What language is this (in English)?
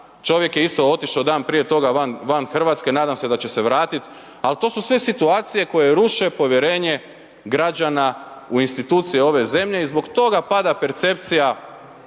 Croatian